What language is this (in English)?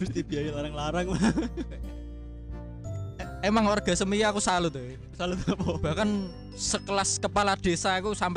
Indonesian